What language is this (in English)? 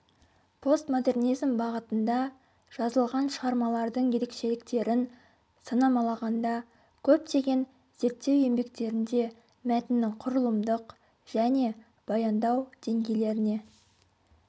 Kazakh